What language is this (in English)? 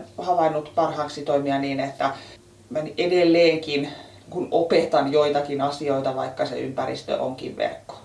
Finnish